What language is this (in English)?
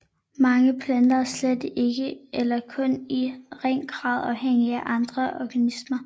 Danish